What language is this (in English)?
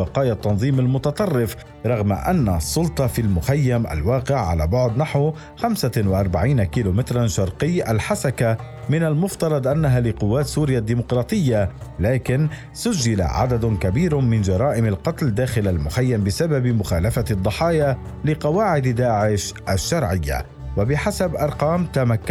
Arabic